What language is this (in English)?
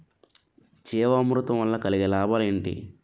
Telugu